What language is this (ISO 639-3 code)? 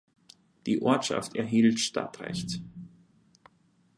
deu